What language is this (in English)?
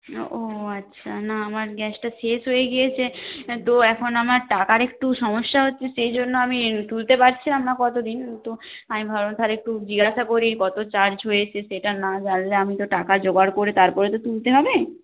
Bangla